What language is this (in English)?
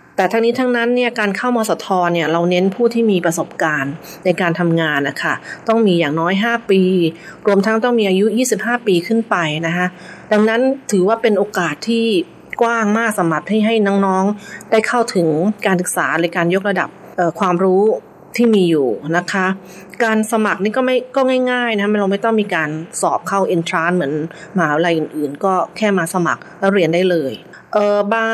Thai